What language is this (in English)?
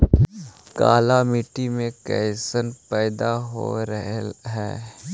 Magahi